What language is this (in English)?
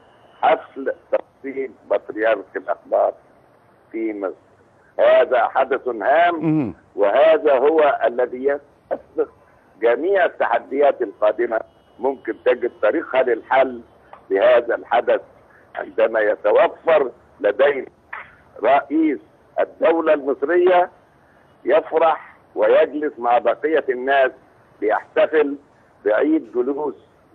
Arabic